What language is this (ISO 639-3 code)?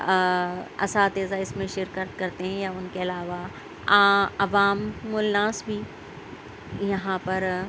urd